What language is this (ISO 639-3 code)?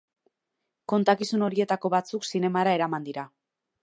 eus